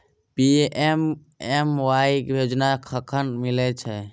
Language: Maithili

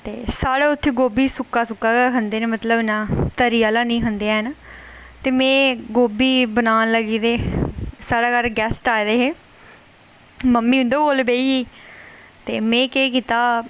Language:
Dogri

